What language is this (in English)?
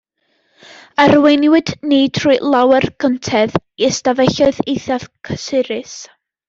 Welsh